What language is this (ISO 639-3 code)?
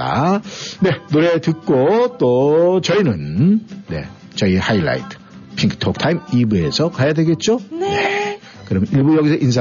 kor